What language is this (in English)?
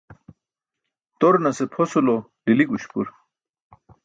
Burushaski